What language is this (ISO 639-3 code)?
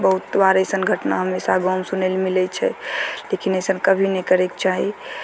mai